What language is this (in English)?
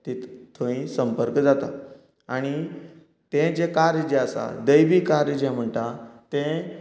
Konkani